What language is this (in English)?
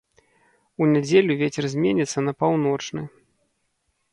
Belarusian